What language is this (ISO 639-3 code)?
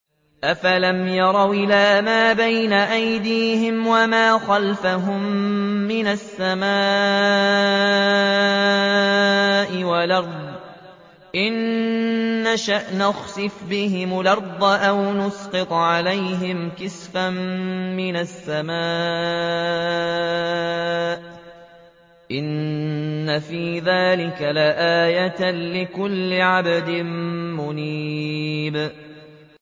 ara